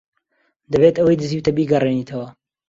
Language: Central Kurdish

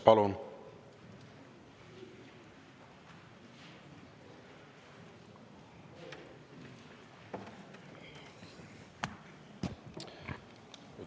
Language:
Estonian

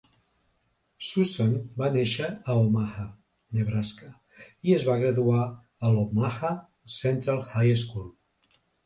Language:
Catalan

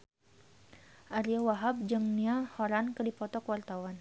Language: Sundanese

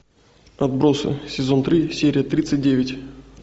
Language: Russian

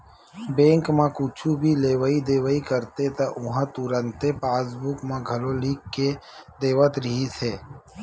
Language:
Chhattisgarhi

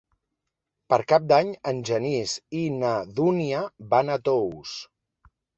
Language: Catalan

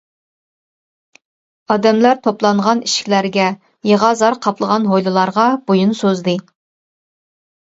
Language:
Uyghur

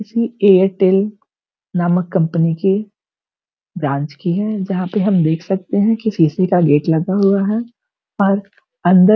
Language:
Hindi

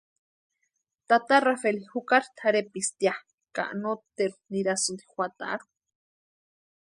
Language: Western Highland Purepecha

